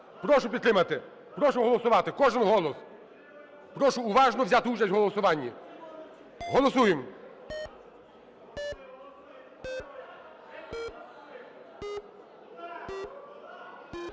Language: Ukrainian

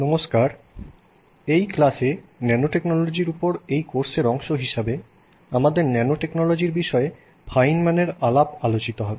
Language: Bangla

